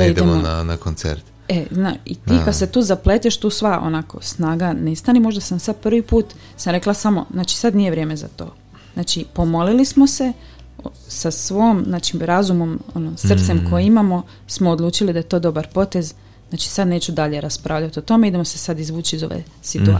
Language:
Croatian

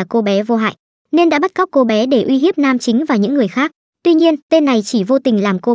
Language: Vietnamese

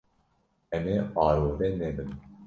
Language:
Kurdish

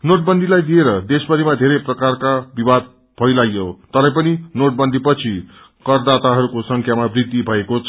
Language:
Nepali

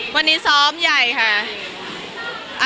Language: Thai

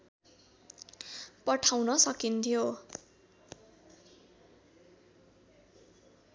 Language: Nepali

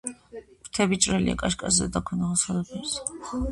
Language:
Georgian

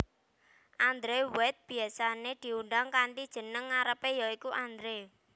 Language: Javanese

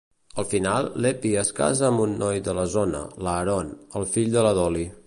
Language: Catalan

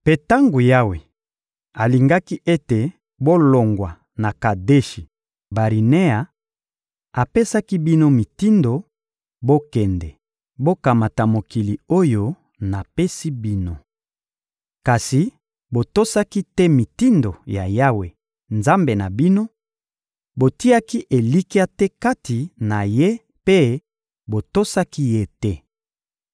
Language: Lingala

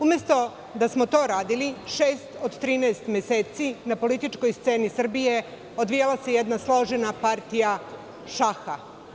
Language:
Serbian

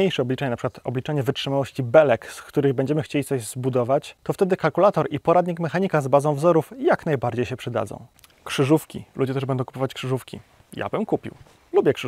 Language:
Polish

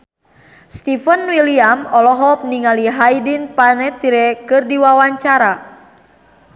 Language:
Sundanese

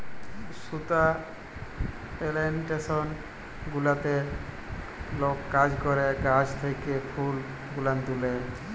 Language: Bangla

